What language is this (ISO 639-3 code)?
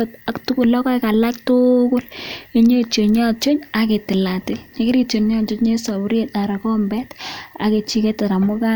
kln